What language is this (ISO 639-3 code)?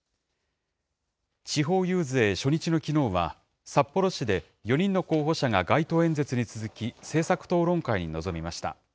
jpn